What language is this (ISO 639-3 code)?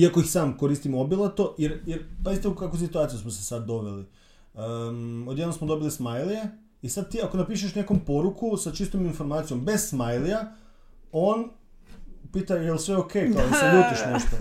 hrv